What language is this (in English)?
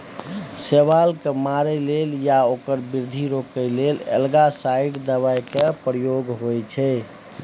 Maithili